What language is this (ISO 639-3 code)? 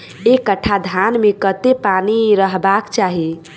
mai